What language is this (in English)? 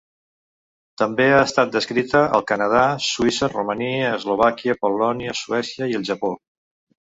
Catalan